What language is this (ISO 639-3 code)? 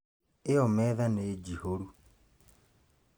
kik